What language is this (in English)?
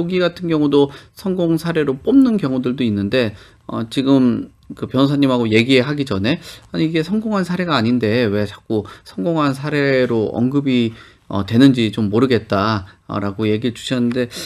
Korean